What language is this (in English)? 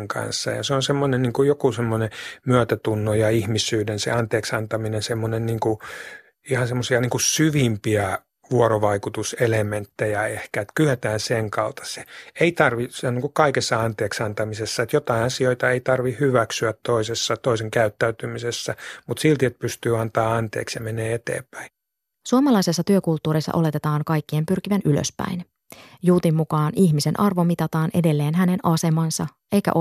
Finnish